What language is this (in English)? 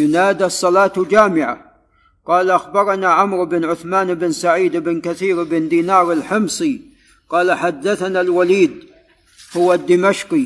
Arabic